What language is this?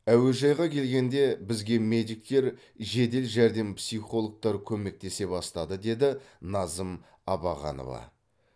Kazakh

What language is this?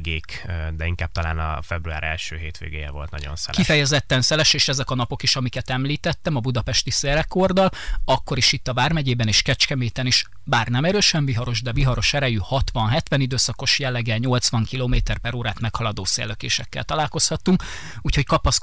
Hungarian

